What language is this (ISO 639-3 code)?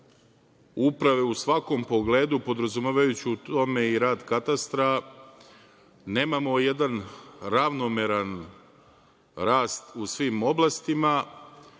srp